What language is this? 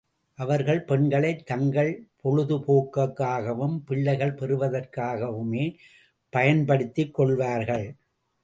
Tamil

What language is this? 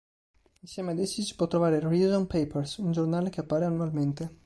Italian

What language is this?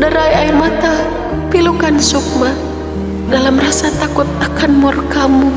Indonesian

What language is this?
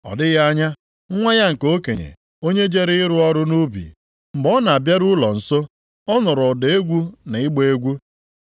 Igbo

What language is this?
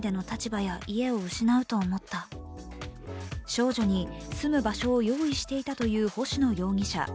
Japanese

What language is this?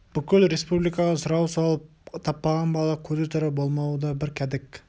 Kazakh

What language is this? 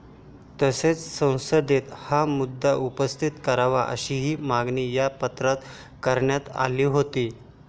Marathi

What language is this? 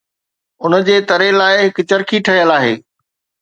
Sindhi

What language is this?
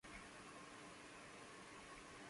Spanish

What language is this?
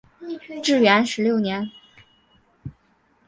Chinese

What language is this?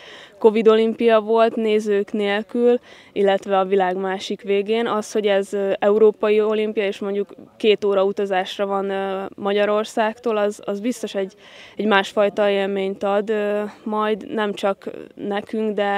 Hungarian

